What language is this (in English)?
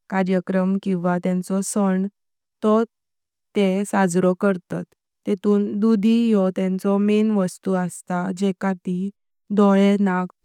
Konkani